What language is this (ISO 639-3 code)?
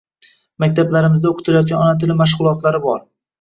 uzb